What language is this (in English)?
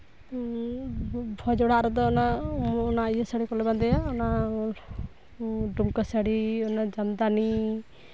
Santali